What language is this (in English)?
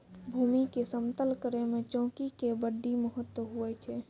Maithili